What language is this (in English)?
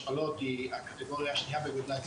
Hebrew